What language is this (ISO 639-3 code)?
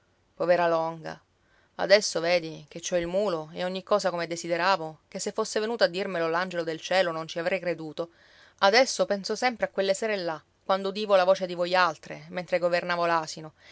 ita